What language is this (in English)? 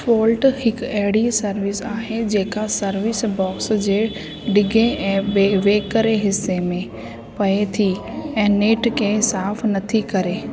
Sindhi